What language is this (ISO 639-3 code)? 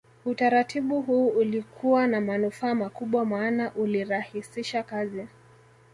swa